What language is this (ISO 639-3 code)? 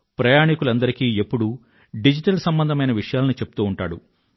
tel